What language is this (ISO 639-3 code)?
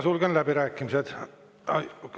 est